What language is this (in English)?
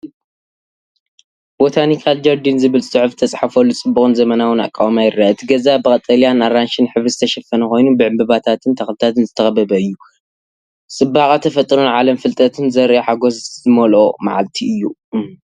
Tigrinya